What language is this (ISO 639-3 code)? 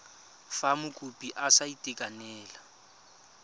tsn